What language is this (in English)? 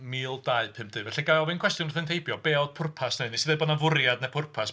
Welsh